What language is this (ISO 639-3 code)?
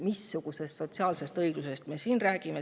est